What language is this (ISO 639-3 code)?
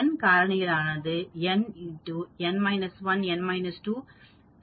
tam